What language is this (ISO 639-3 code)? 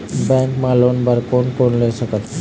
hne